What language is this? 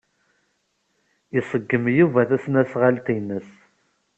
Kabyle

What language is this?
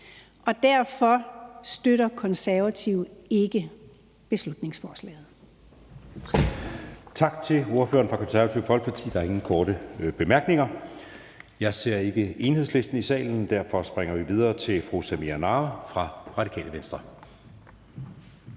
Danish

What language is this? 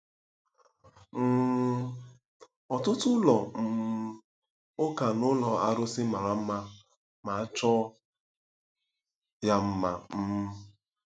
Igbo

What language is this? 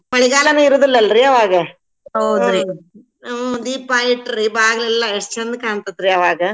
Kannada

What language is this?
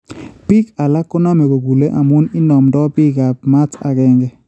Kalenjin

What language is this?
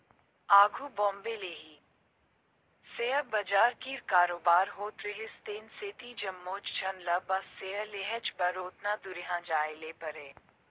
Chhattisgarhi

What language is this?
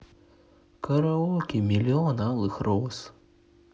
Russian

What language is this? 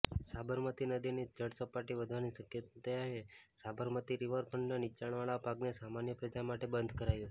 Gujarati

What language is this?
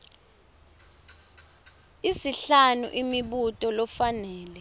Swati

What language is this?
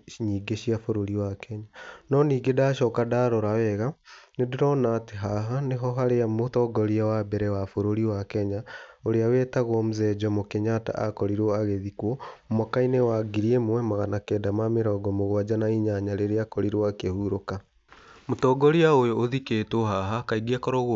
Kikuyu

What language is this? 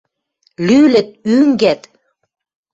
Western Mari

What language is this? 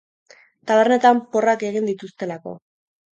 Basque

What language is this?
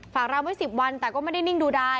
Thai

